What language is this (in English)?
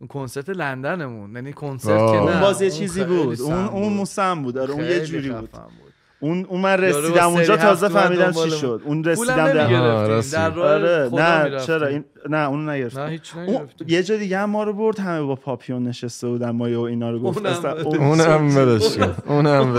Persian